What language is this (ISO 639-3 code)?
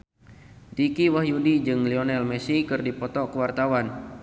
sun